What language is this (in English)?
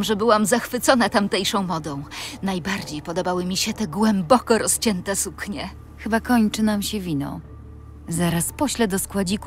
Polish